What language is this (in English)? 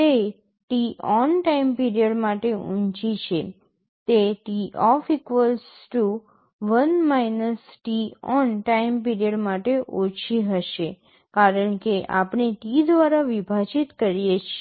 Gujarati